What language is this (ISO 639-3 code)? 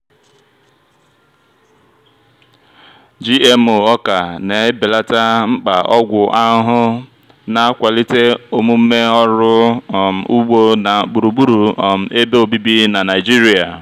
ibo